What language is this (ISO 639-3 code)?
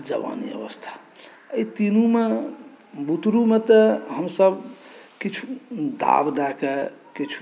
mai